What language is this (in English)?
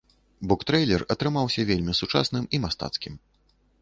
Belarusian